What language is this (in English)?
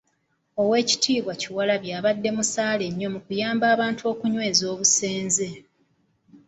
Ganda